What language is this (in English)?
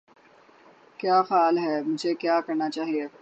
Urdu